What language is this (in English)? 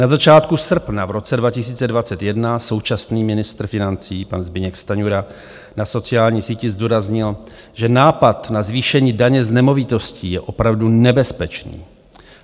Czech